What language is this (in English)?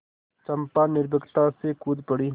Hindi